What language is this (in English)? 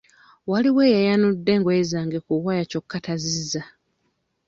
Ganda